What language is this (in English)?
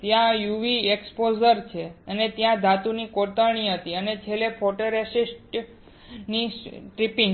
Gujarati